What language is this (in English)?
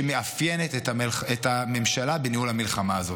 Hebrew